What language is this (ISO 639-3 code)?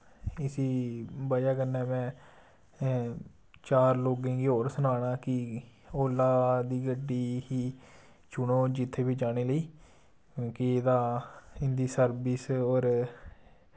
doi